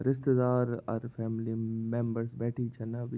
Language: Garhwali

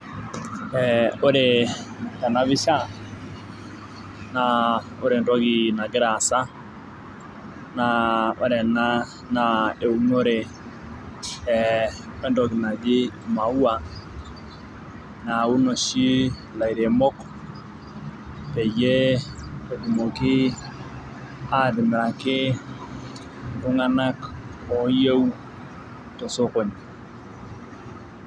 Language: Masai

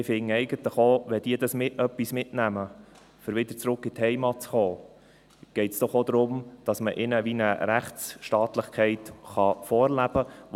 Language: Swiss German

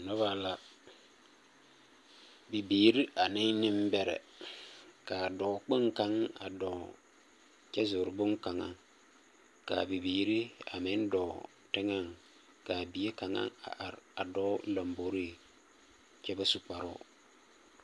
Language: Southern Dagaare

